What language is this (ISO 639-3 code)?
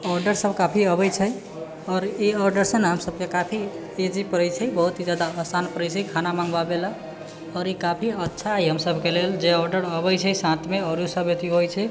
mai